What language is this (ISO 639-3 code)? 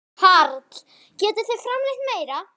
isl